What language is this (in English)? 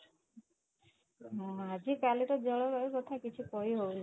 Odia